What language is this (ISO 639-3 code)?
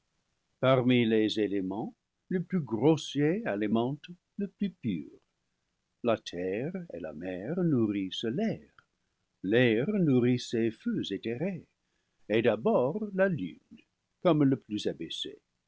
fra